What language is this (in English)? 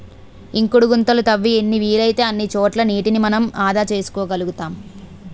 Telugu